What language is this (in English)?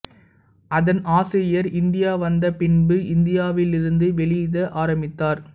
Tamil